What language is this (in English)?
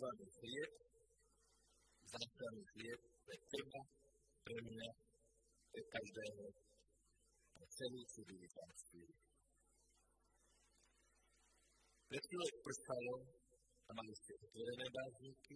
Slovak